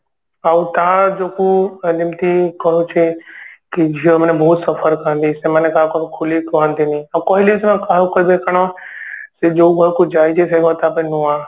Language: Odia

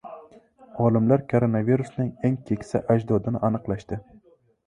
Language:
Uzbek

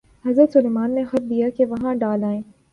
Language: Urdu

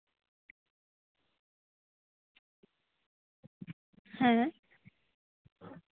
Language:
Santali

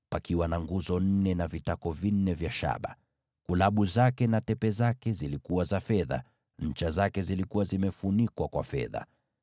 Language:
Swahili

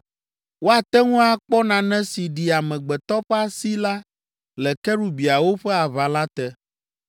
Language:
Ewe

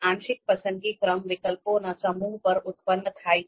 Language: Gujarati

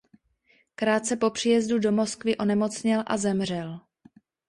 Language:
Czech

